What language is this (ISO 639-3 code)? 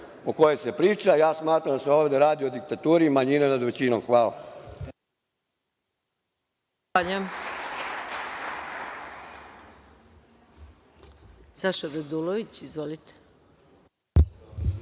srp